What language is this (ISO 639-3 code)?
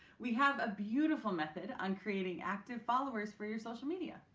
eng